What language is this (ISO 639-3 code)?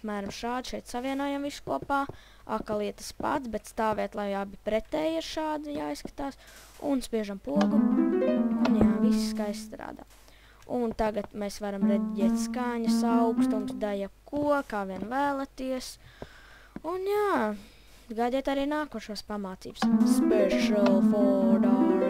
lav